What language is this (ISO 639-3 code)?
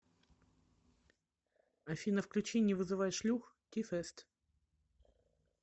rus